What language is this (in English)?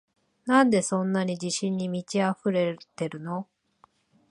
Japanese